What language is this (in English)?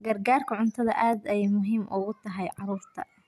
Somali